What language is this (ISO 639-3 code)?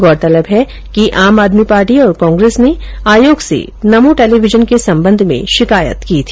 hin